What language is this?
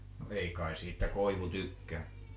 Finnish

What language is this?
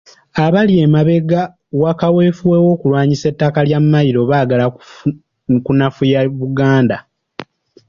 Ganda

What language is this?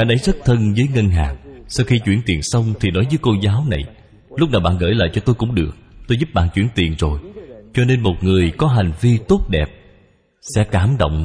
Vietnamese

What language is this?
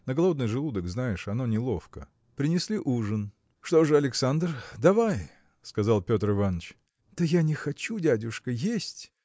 Russian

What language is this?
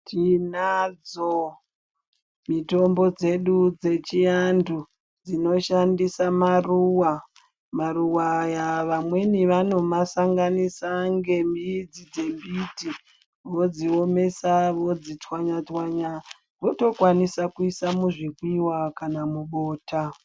Ndau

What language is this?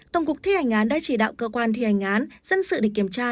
Vietnamese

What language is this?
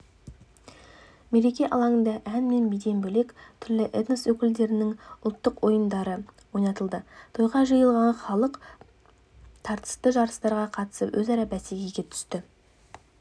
Kazakh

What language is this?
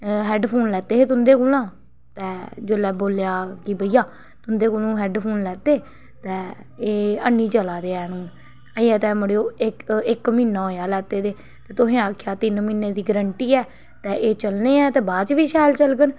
Dogri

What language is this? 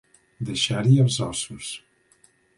Catalan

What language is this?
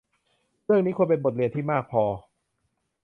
Thai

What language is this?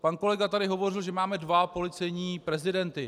Czech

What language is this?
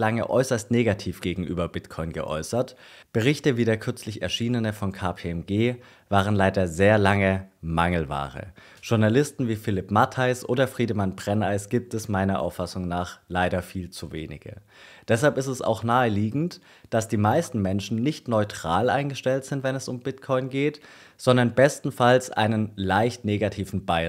German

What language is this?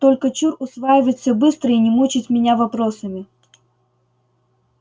Russian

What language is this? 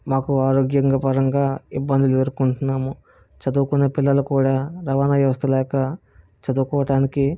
Telugu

